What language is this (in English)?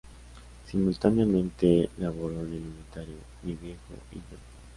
Spanish